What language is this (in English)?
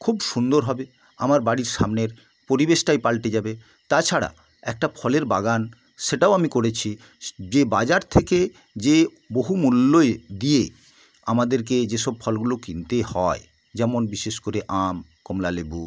Bangla